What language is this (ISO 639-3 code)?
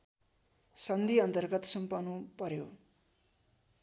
nep